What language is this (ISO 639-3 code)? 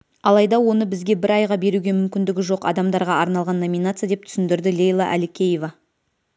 kaz